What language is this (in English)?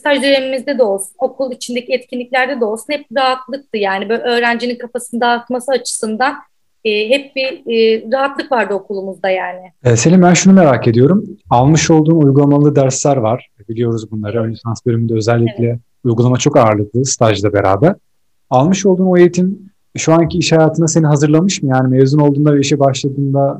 Turkish